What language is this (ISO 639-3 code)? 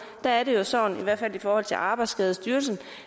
dan